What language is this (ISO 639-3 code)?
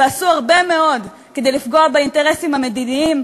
heb